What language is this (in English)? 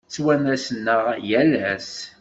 Kabyle